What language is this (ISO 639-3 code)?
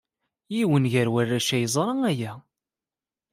kab